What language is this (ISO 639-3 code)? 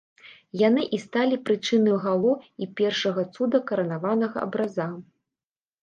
bel